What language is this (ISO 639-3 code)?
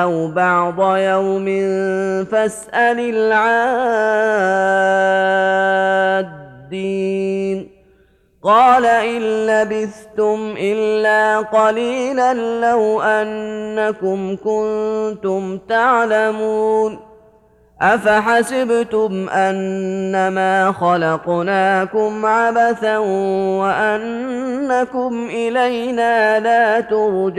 ara